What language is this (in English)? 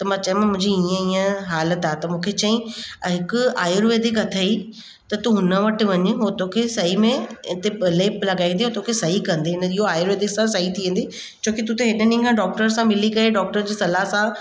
Sindhi